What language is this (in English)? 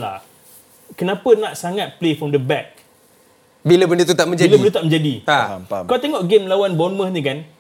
Malay